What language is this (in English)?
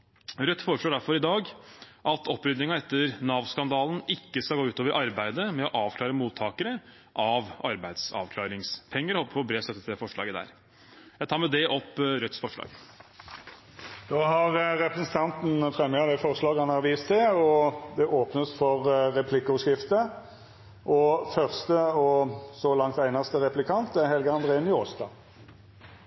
Norwegian